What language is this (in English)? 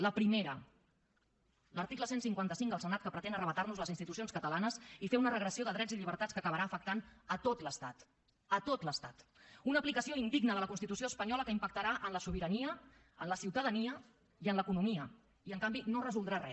Catalan